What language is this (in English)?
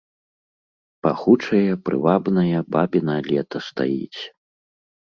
Belarusian